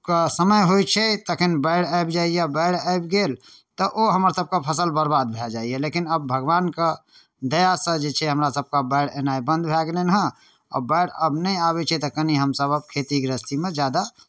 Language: Maithili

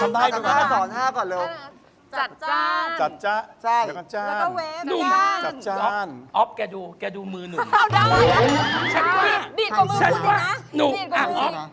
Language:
Thai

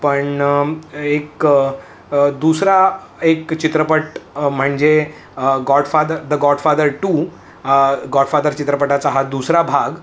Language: Marathi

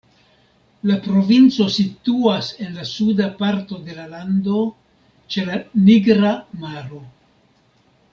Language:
Esperanto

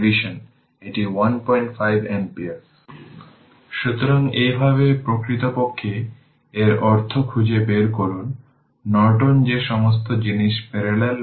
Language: Bangla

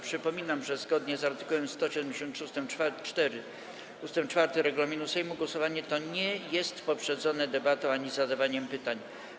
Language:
Polish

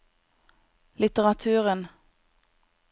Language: Norwegian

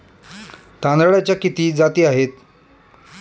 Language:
Marathi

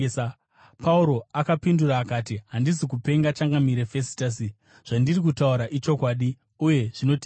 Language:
Shona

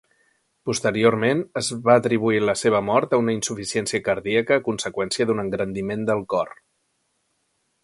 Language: Catalan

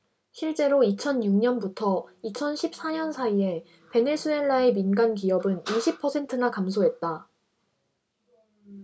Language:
Korean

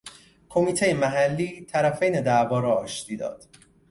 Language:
Persian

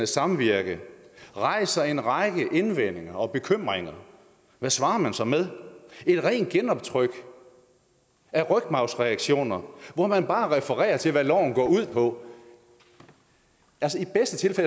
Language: Danish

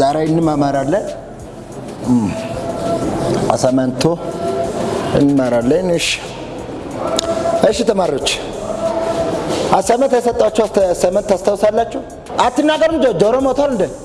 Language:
Amharic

